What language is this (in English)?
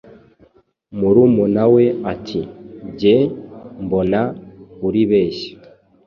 Kinyarwanda